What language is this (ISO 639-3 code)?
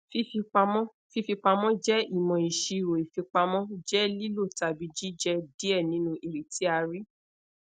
yor